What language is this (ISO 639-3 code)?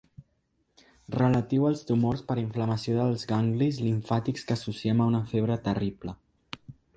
cat